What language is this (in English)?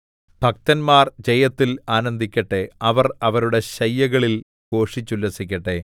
Malayalam